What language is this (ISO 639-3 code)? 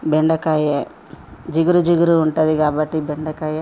tel